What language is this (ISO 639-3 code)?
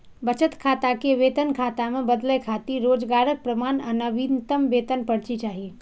mai